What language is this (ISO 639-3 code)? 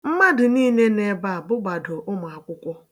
ibo